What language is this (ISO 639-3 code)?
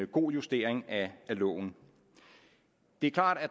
dan